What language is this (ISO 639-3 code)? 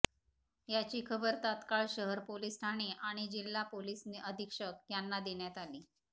mar